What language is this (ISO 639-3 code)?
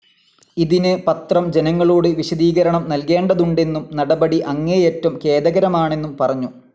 mal